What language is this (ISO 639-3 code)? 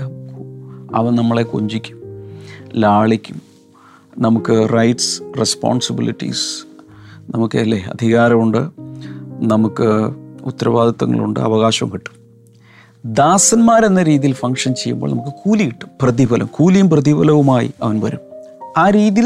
mal